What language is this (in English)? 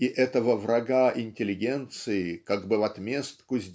Russian